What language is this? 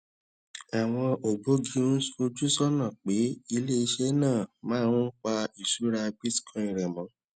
Yoruba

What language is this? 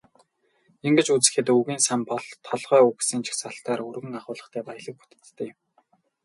Mongolian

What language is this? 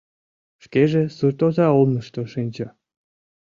Mari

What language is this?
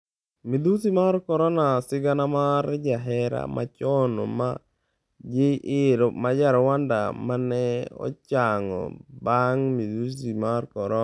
Luo (Kenya and Tanzania)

